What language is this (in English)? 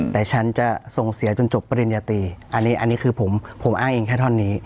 Thai